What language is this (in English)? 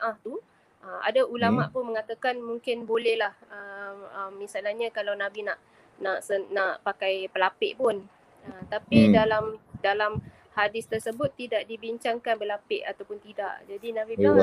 Malay